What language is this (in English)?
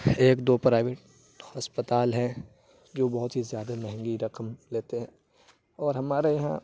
Urdu